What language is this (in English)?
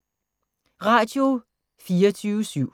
Danish